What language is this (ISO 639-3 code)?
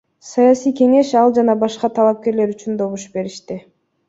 kir